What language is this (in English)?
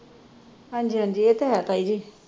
Punjabi